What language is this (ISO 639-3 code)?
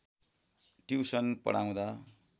nep